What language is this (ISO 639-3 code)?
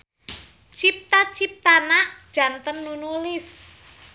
sun